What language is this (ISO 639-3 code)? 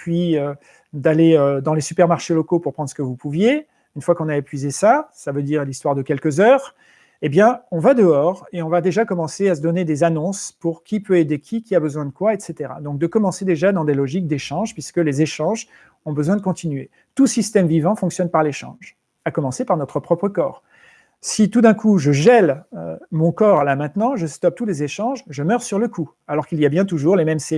fra